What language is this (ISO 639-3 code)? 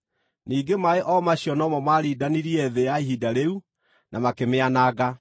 kik